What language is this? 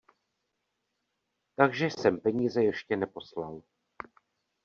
Czech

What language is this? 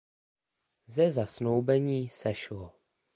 Czech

